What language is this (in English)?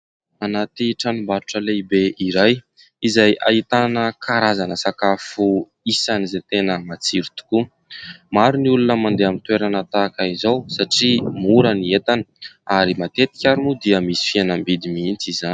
Malagasy